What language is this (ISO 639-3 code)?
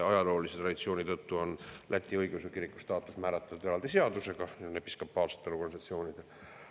est